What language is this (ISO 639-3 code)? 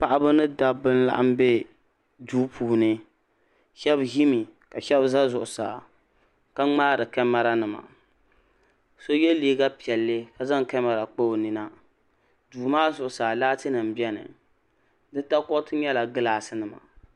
dag